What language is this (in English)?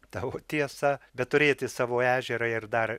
Lithuanian